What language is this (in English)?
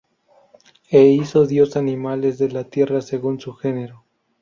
Spanish